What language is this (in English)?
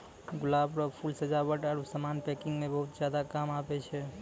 Maithili